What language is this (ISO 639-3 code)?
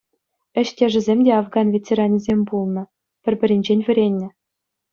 chv